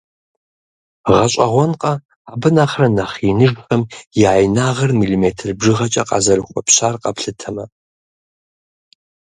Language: Kabardian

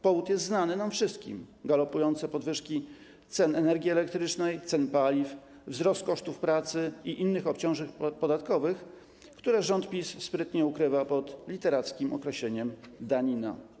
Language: Polish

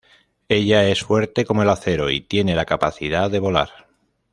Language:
Spanish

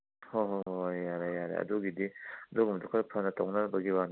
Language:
Manipuri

